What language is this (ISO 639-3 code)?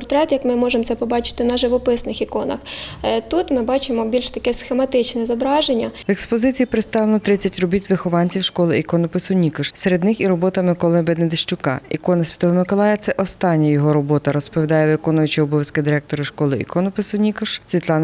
ukr